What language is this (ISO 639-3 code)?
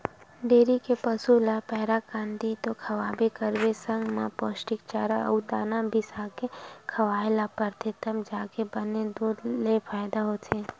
hne